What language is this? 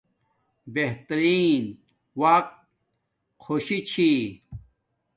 Domaaki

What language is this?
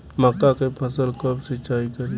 Bhojpuri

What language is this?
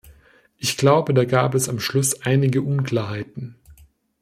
German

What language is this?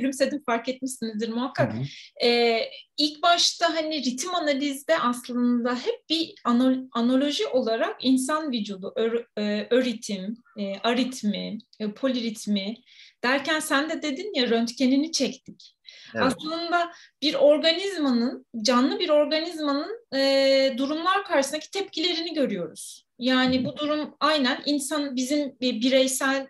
Turkish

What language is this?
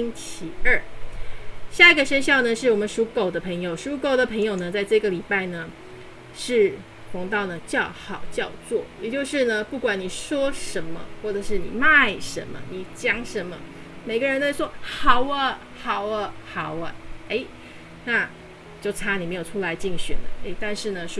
Chinese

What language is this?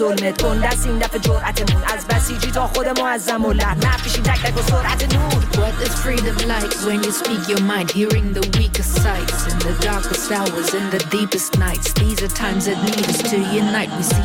Persian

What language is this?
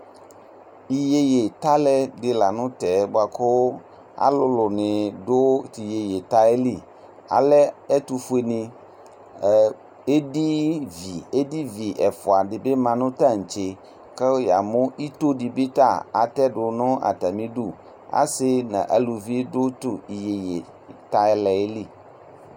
Ikposo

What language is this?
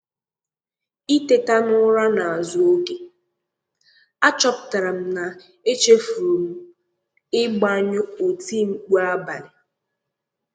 Igbo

